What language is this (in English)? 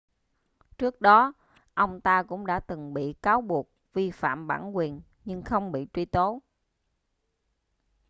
Vietnamese